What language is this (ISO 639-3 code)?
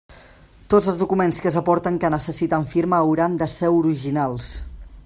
cat